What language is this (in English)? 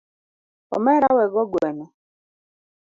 Luo (Kenya and Tanzania)